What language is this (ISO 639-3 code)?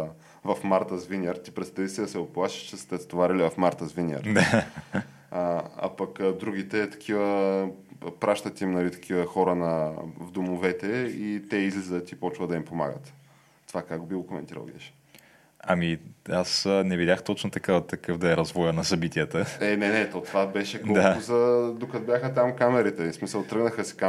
bul